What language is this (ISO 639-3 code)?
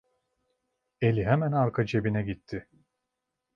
tur